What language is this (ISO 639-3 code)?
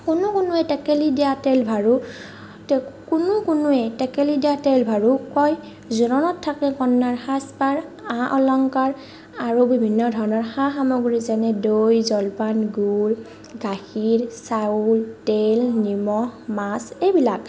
asm